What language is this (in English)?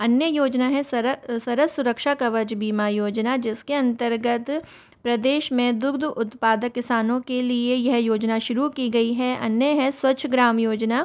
Hindi